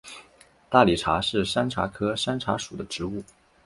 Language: Chinese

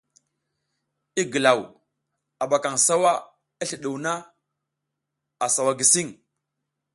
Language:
South Giziga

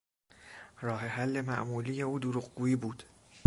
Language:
Persian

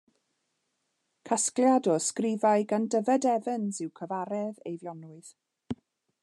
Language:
Welsh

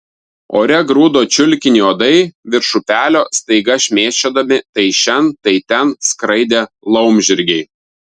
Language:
Lithuanian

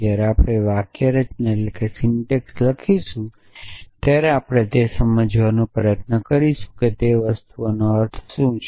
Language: Gujarati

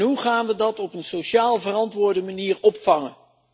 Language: Dutch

